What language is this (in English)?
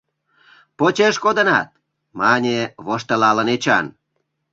Mari